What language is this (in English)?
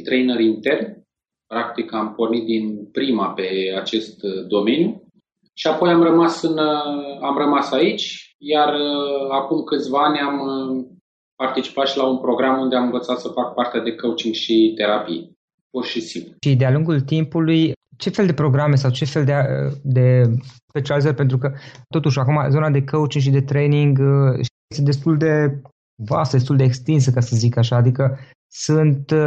Romanian